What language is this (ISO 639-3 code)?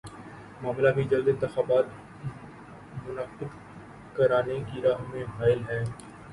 urd